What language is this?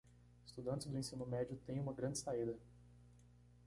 Portuguese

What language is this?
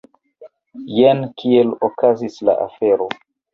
Esperanto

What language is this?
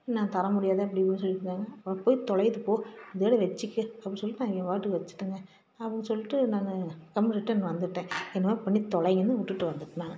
Tamil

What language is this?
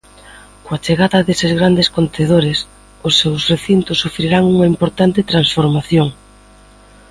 Galician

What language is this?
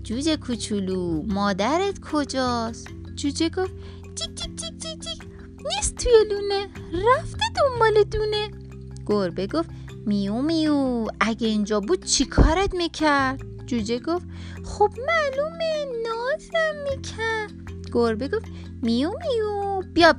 Persian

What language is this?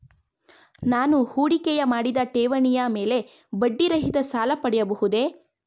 Kannada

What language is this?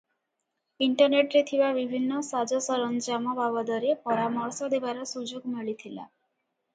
Odia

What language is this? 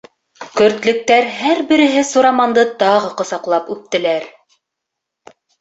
Bashkir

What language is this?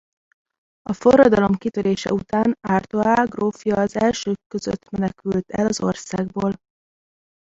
Hungarian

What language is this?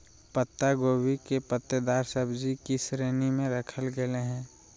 Magahi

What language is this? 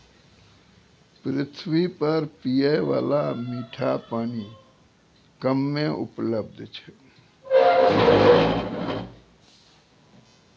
Maithili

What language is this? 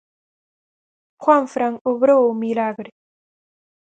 Galician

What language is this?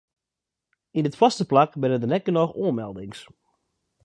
Western Frisian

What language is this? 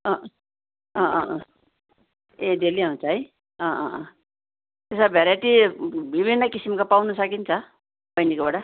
Nepali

